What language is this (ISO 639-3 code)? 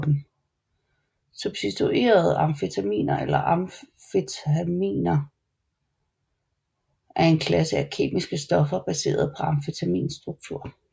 dan